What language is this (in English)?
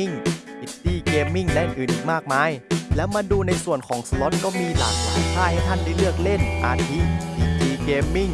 Thai